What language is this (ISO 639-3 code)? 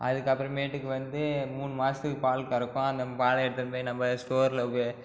tam